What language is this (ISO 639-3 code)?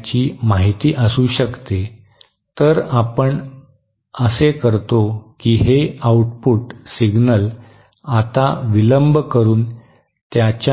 mar